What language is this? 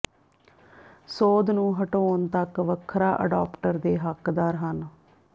Punjabi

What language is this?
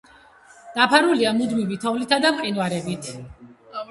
Georgian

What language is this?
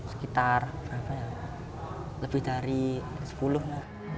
Indonesian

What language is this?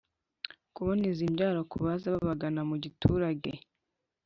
Kinyarwanda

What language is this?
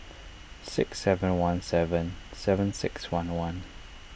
English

